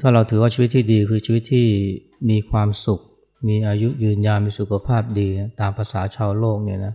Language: Thai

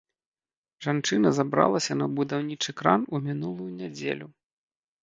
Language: Belarusian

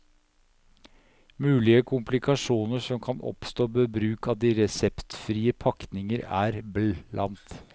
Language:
Norwegian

